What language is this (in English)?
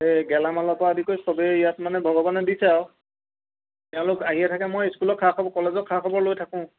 Assamese